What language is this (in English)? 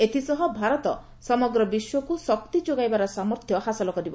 Odia